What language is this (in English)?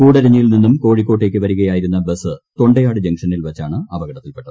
Malayalam